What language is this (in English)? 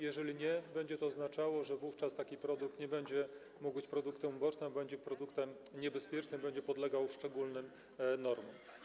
Polish